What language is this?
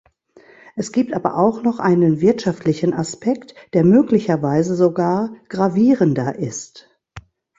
German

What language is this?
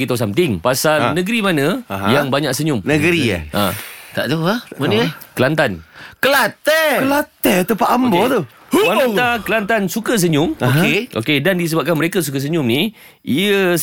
Malay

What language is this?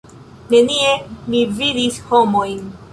Esperanto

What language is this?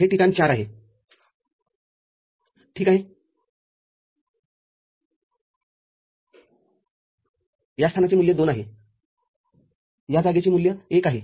Marathi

